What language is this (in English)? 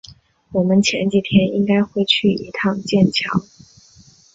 Chinese